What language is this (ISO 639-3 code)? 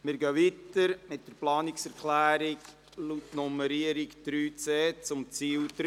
gsw